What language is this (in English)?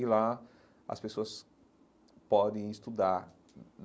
Portuguese